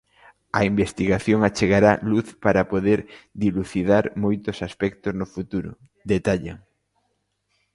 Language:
Galician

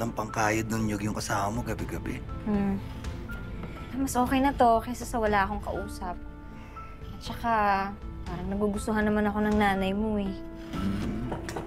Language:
Filipino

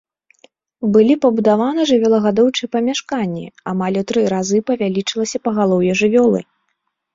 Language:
Belarusian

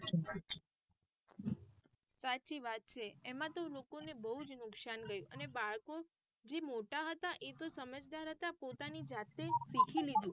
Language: Gujarati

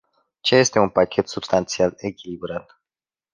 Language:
Romanian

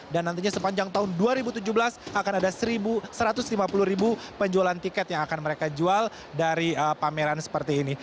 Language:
Indonesian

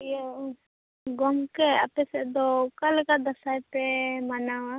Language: Santali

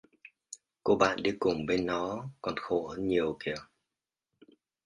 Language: Vietnamese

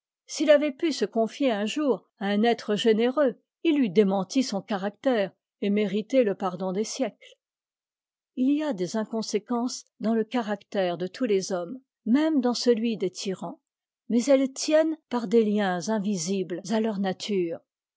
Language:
French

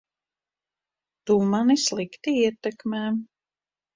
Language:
Latvian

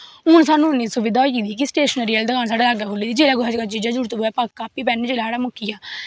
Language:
Dogri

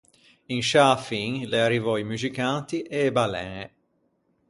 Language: Ligurian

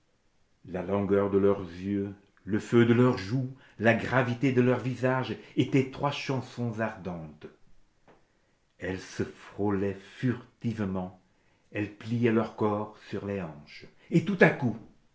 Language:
French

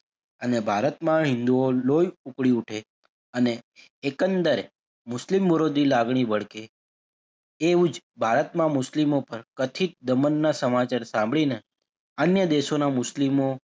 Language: Gujarati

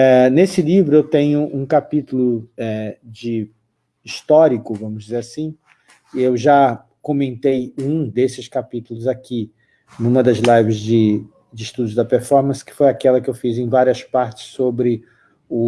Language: Portuguese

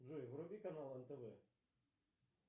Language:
Russian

